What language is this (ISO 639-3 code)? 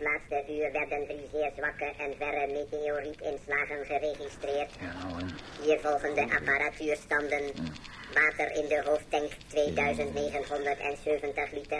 nld